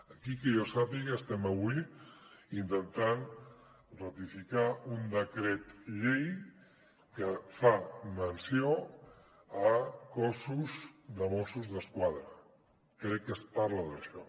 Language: Catalan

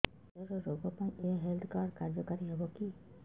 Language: Odia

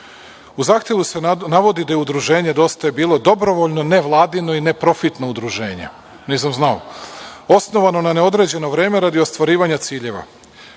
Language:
Serbian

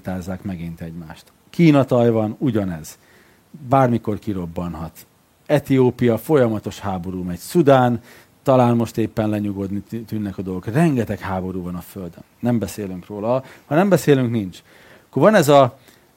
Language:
Hungarian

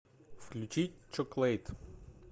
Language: Russian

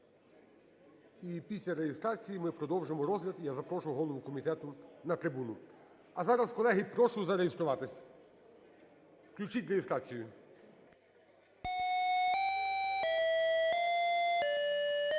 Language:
Ukrainian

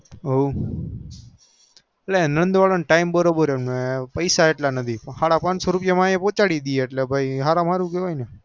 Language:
Gujarati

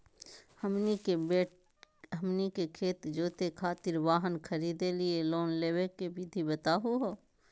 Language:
Magahi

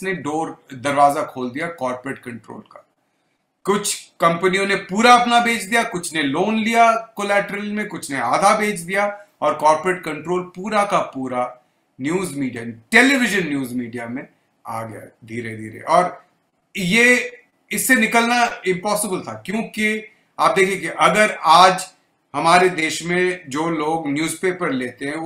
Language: Hindi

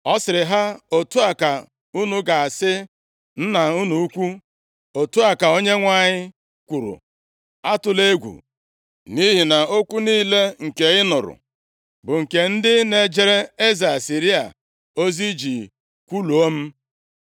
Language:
Igbo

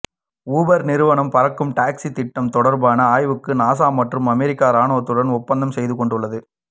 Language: Tamil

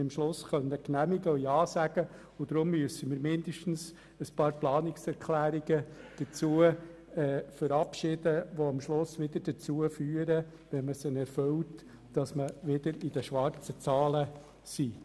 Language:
Swiss German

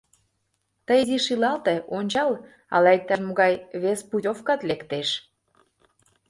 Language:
Mari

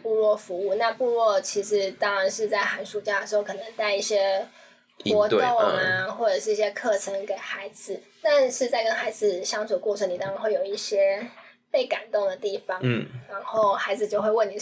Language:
Chinese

